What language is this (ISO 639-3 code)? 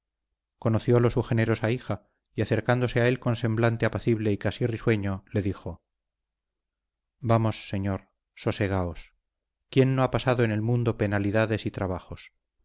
spa